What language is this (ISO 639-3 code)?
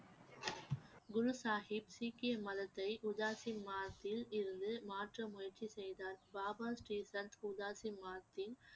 tam